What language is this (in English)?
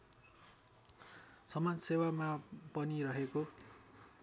Nepali